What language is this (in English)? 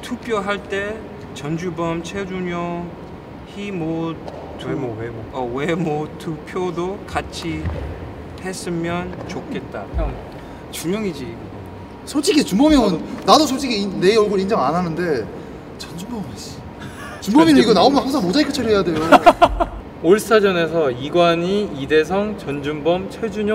Korean